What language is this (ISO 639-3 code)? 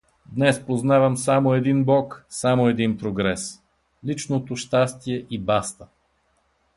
bul